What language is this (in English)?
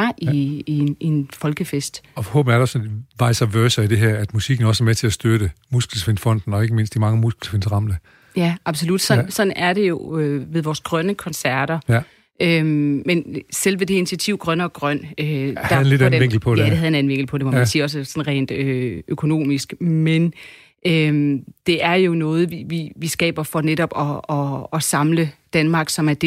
Danish